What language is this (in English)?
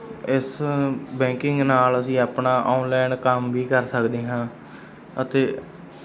Punjabi